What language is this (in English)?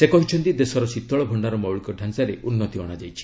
Odia